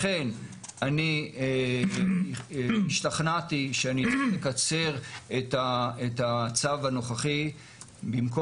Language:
Hebrew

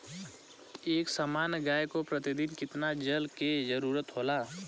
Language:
Bhojpuri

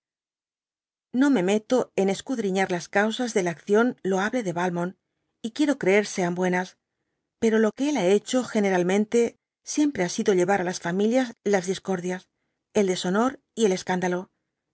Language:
Spanish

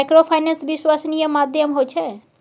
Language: Maithili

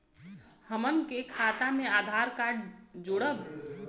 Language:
Bhojpuri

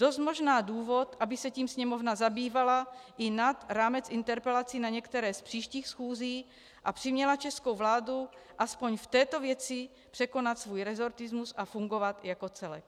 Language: Czech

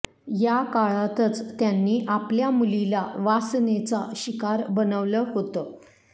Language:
Marathi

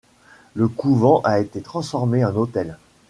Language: French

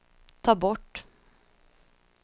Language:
Swedish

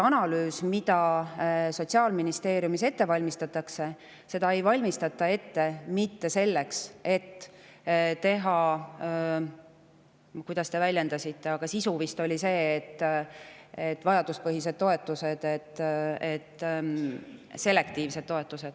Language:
Estonian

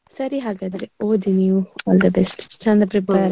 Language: Kannada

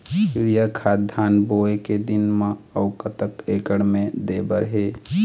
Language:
Chhattisgarhi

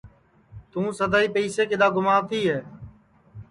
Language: Sansi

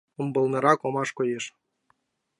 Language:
Mari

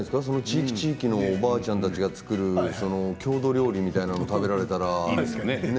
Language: Japanese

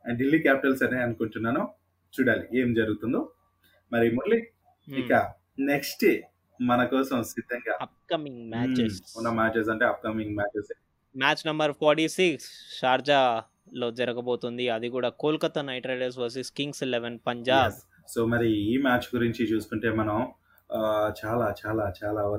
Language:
Telugu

